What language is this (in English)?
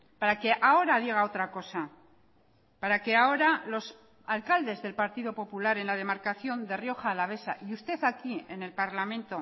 Spanish